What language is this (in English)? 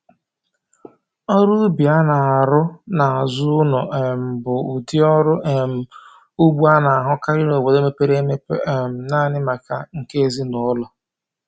Igbo